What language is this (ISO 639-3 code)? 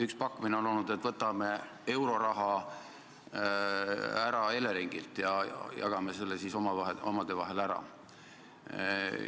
est